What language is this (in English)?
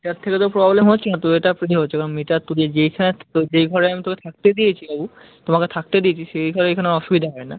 Bangla